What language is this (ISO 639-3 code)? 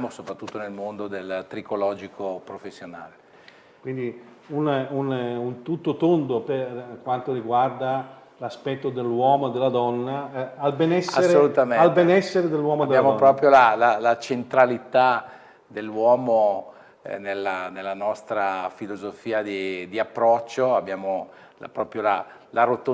ita